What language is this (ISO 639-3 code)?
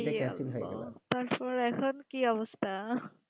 ben